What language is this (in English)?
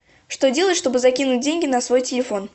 Russian